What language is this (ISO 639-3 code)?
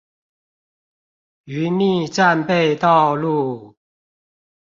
zho